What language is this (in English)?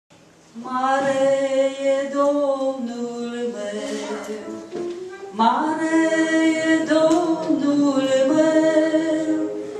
Ukrainian